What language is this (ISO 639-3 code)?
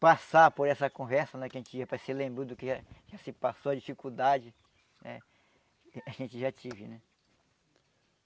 por